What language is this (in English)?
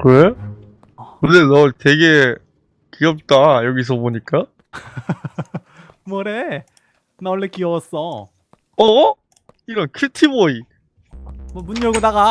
Korean